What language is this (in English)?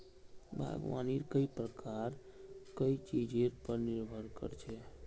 Magahi